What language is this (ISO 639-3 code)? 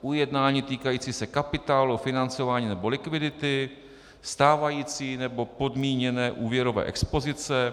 ces